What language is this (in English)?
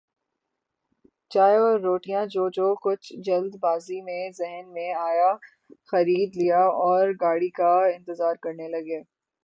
Urdu